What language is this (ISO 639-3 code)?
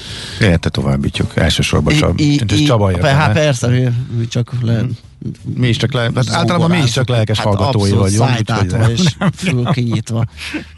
hun